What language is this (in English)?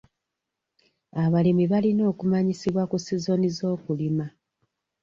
Ganda